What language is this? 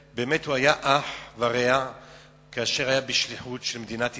Hebrew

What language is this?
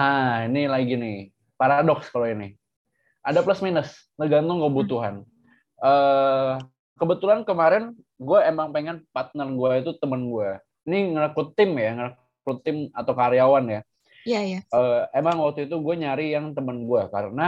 Indonesian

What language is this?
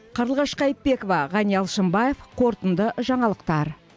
Kazakh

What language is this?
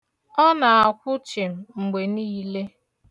Igbo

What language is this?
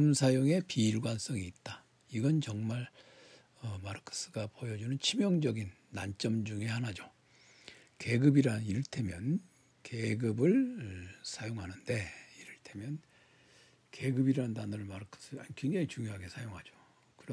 Korean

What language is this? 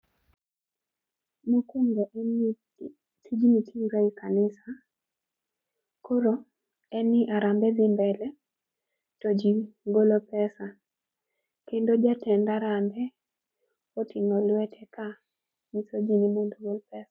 Luo (Kenya and Tanzania)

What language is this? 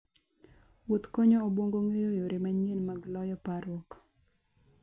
Luo (Kenya and Tanzania)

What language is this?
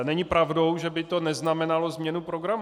Czech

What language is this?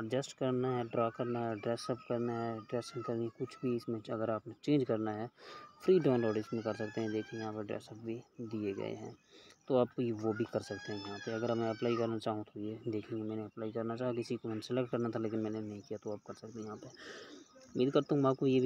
Hindi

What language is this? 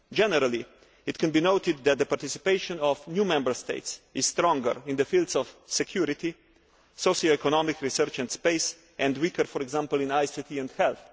English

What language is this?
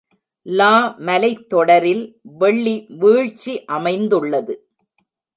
Tamil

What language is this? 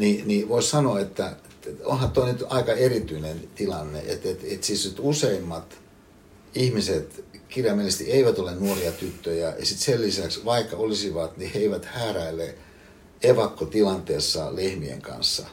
Finnish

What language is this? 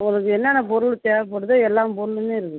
Tamil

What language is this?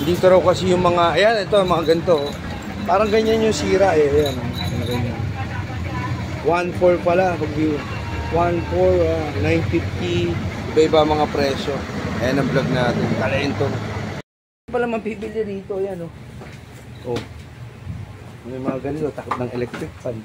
Filipino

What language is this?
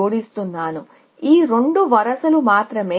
Telugu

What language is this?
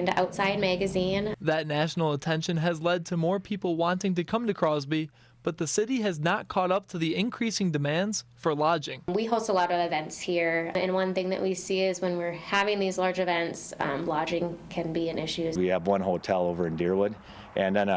English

